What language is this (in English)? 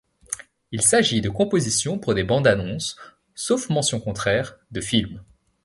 French